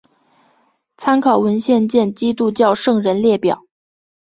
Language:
Chinese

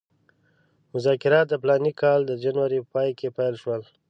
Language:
Pashto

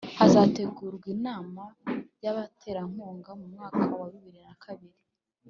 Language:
Kinyarwanda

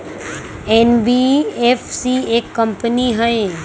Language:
Magahi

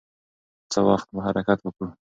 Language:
Pashto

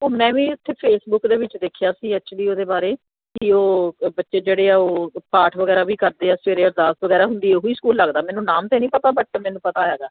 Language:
Punjabi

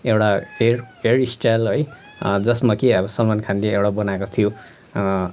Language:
Nepali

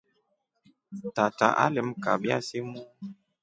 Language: Rombo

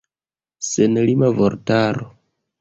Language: Esperanto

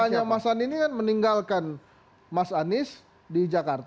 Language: Indonesian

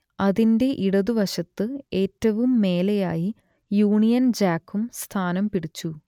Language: Malayalam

